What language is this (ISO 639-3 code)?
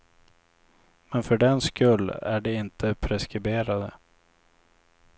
swe